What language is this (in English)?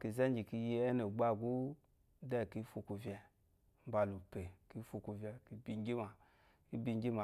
Eloyi